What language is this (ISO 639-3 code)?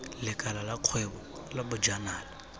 tsn